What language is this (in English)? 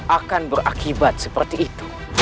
Indonesian